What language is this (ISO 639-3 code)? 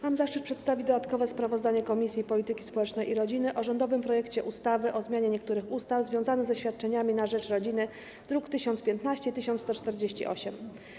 pol